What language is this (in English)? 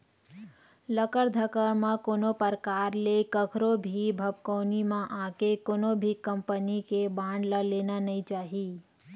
Chhattisgarhi